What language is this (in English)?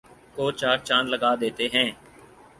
Urdu